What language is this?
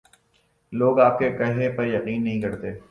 Urdu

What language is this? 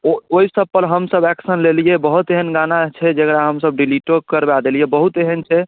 Maithili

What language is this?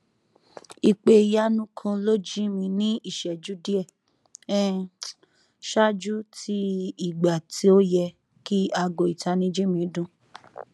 Yoruba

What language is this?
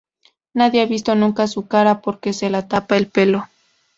Spanish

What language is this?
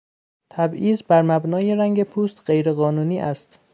Persian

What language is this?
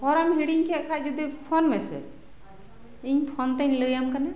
Santali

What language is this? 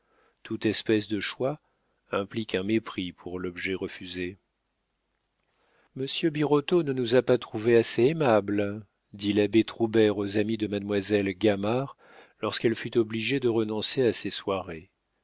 French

